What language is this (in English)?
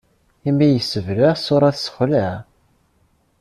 Kabyle